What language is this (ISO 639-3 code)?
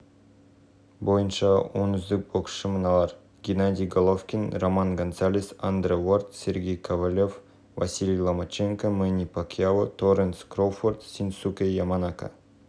kaz